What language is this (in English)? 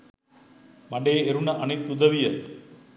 Sinhala